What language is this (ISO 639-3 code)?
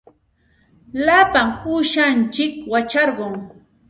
qxt